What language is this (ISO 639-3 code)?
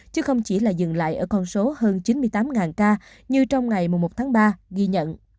vie